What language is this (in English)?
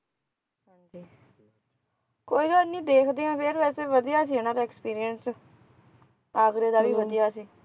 Punjabi